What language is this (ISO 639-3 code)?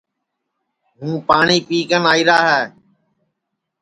ssi